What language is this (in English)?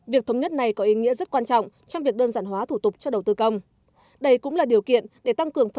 Vietnamese